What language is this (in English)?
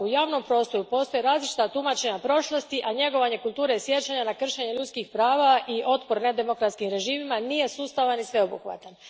Croatian